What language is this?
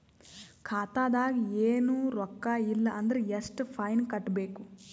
Kannada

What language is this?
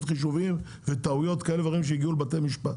Hebrew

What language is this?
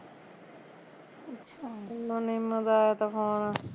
Punjabi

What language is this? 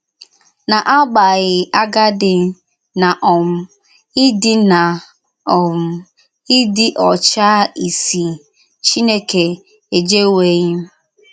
Igbo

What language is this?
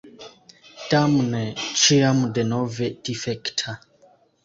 Esperanto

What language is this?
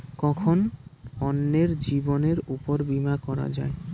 Bangla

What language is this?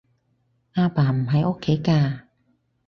Cantonese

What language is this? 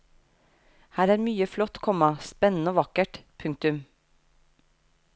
Norwegian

